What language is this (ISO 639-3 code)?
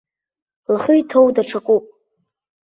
abk